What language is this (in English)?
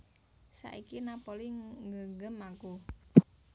Javanese